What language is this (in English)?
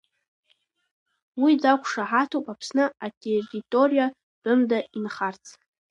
Abkhazian